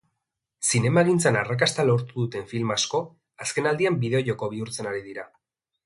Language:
Basque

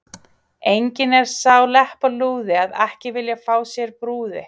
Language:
Icelandic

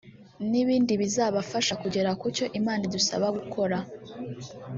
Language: Kinyarwanda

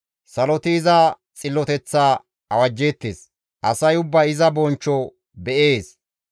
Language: Gamo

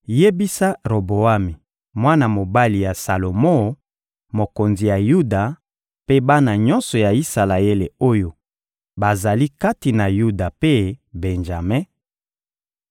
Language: Lingala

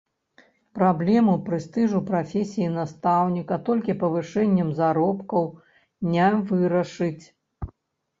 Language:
Belarusian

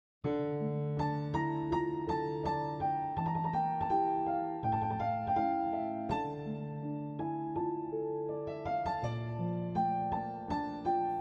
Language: Turkish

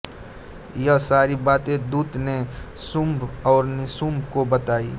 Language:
Hindi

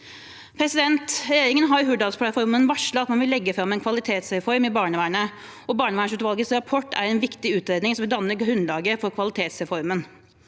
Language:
Norwegian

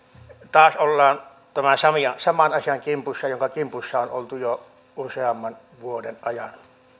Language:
Finnish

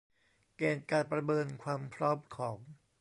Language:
Thai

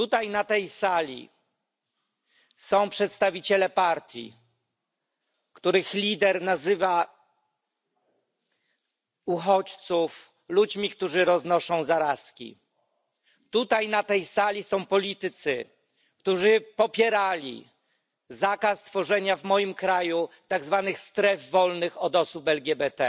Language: Polish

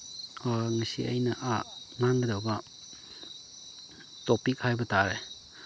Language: Manipuri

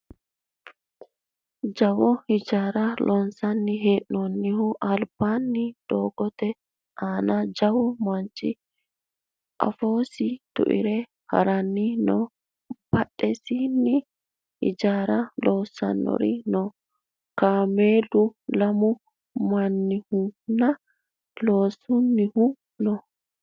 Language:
Sidamo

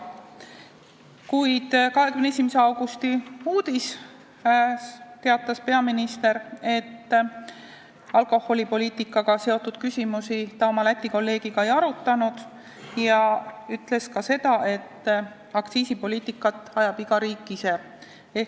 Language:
Estonian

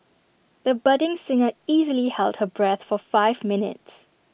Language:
English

